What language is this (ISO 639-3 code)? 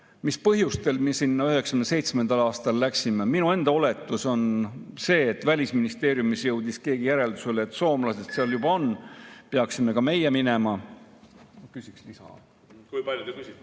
est